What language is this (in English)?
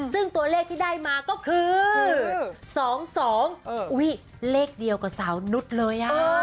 Thai